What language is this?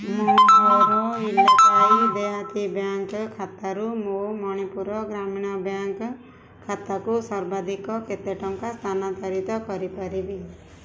Odia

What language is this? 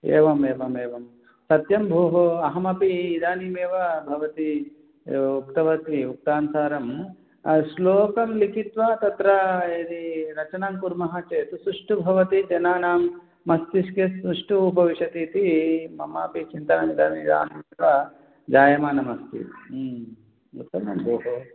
Sanskrit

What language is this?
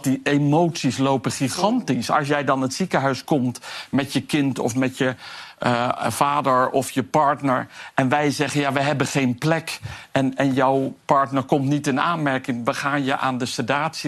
Dutch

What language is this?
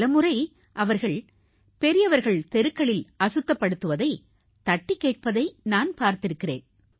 Tamil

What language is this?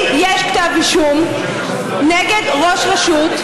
Hebrew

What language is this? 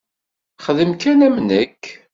Kabyle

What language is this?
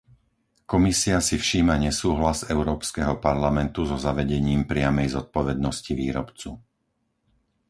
Slovak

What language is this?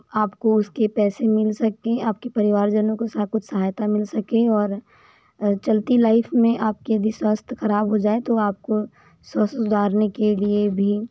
Hindi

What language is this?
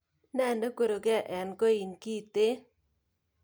Kalenjin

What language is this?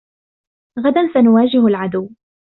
Arabic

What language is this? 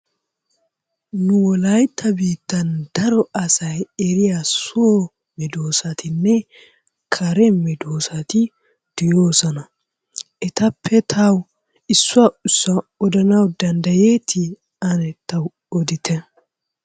Wolaytta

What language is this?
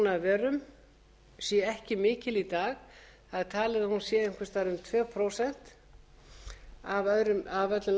Icelandic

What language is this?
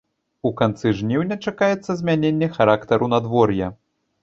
Belarusian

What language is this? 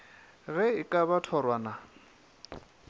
Northern Sotho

